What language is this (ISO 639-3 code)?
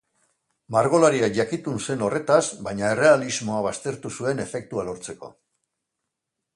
eus